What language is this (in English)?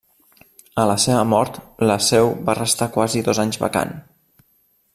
Catalan